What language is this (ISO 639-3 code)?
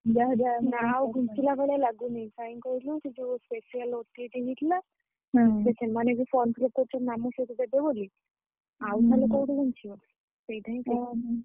ori